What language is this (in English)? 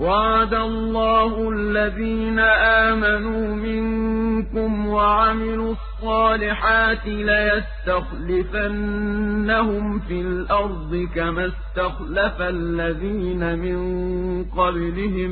Arabic